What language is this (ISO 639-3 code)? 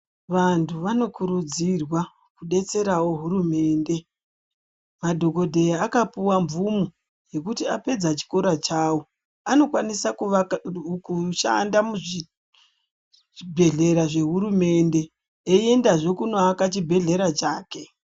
ndc